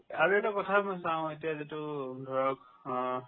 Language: Assamese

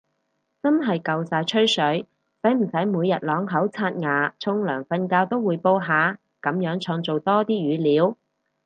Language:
Cantonese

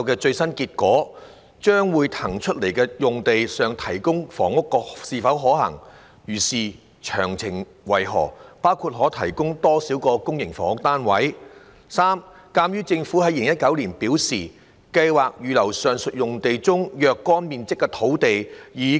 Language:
Cantonese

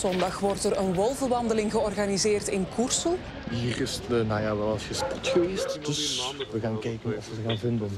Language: Dutch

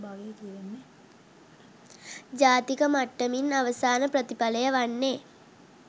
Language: Sinhala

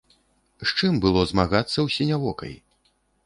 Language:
Belarusian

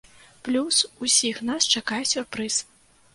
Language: Belarusian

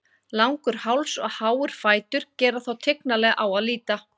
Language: Icelandic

